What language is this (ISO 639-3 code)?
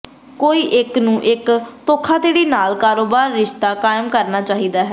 pan